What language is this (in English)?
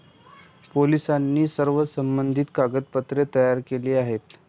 Marathi